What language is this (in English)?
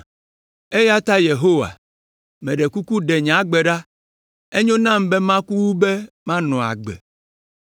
Ewe